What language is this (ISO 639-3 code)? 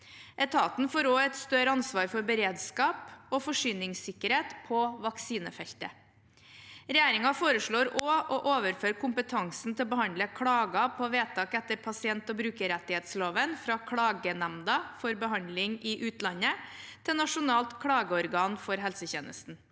nor